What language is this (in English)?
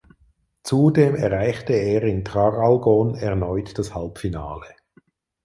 German